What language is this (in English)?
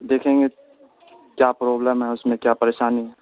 Urdu